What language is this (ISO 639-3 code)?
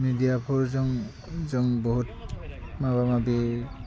brx